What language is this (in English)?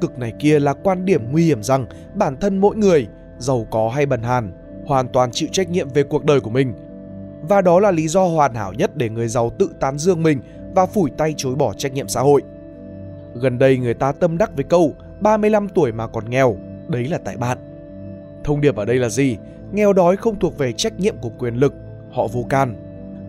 Vietnamese